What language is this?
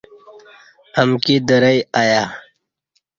Kati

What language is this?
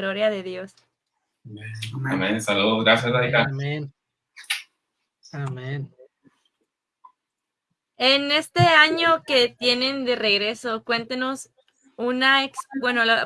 Spanish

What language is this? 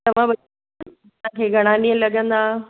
Sindhi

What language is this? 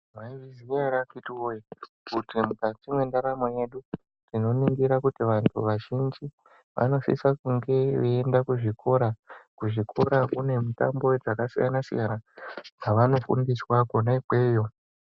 Ndau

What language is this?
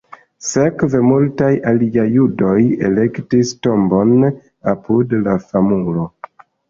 Esperanto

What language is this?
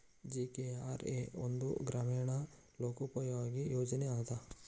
Kannada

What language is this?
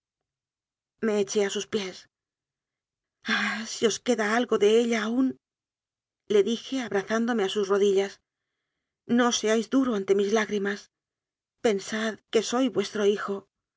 Spanish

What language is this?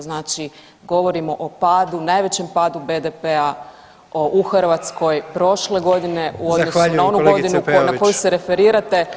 Croatian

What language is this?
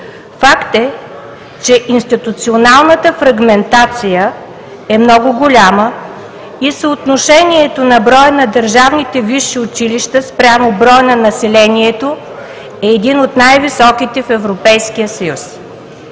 Bulgarian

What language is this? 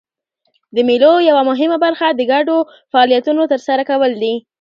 Pashto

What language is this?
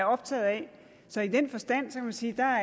Danish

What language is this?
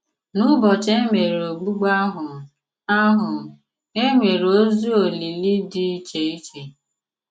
Igbo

